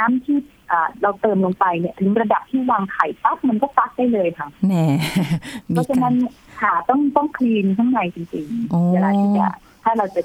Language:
Thai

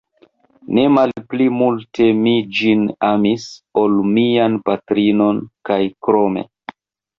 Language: Esperanto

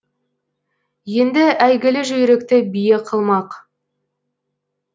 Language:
Kazakh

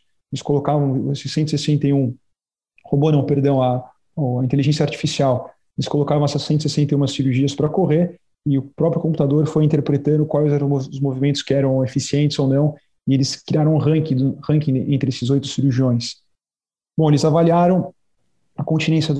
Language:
Portuguese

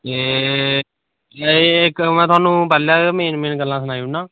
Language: Dogri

